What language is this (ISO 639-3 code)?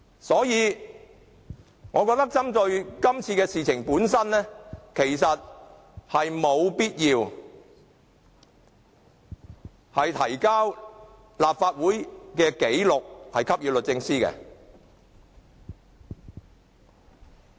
yue